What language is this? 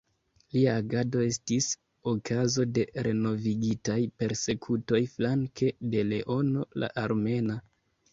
Esperanto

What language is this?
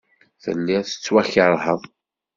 Kabyle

